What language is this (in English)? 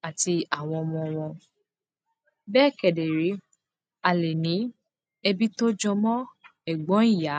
Yoruba